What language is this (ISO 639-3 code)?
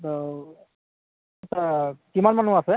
asm